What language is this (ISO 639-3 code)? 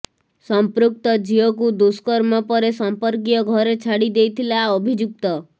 ori